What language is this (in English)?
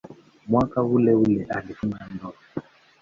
Swahili